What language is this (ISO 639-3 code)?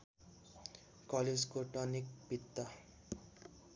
nep